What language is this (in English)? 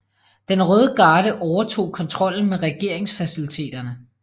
Danish